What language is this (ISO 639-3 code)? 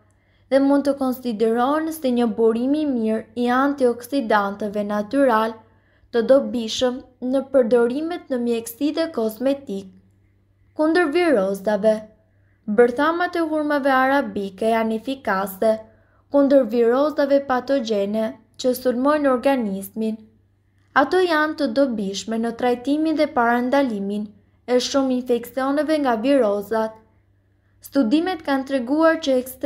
hin